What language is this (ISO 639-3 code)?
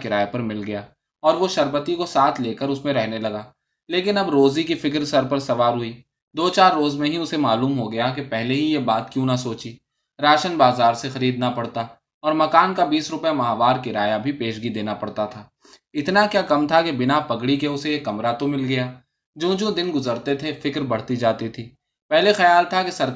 urd